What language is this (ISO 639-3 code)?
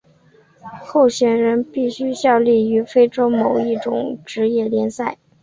zho